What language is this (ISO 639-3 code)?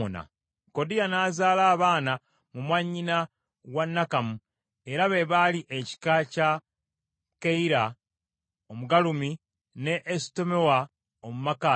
lug